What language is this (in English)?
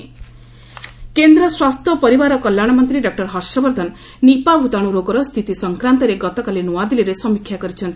Odia